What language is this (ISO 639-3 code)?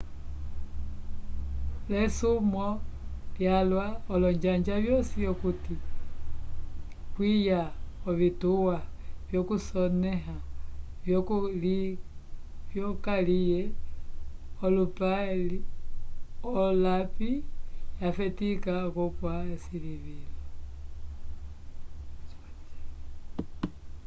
umb